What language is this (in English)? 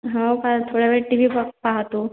Marathi